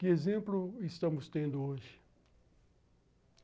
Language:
Portuguese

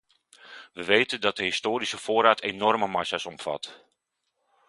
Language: Dutch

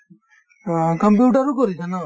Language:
Assamese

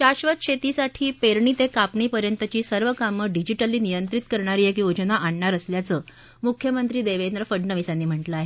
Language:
Marathi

